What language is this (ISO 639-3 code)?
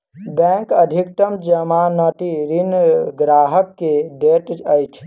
mai